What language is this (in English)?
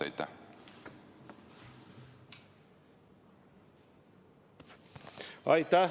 Estonian